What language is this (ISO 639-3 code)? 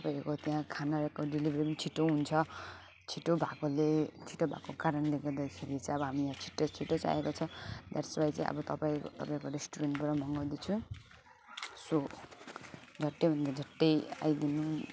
nep